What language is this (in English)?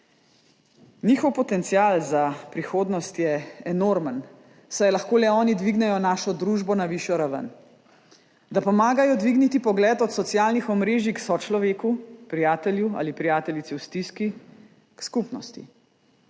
Slovenian